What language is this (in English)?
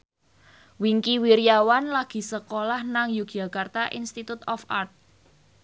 Javanese